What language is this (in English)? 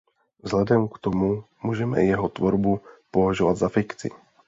Czech